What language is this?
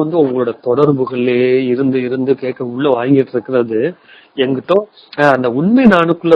Tamil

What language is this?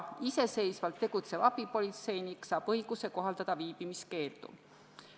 Estonian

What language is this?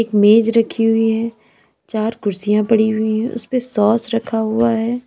Hindi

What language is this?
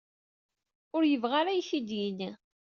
Kabyle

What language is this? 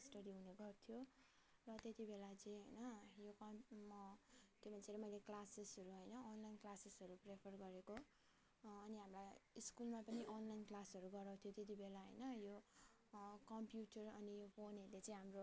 Nepali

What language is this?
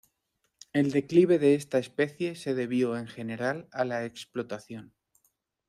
Spanish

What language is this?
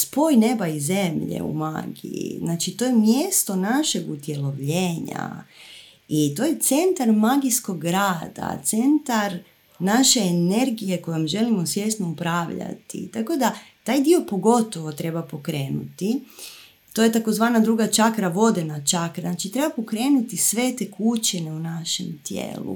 Croatian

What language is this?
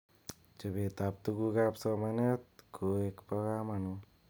Kalenjin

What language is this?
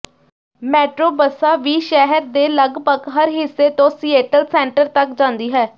Punjabi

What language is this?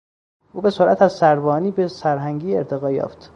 Persian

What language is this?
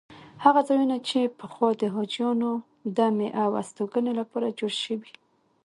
Pashto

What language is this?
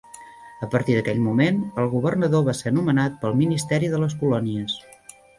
Catalan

